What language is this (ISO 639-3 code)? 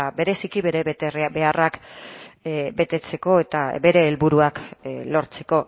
eus